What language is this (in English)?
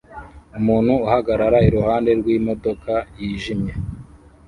Kinyarwanda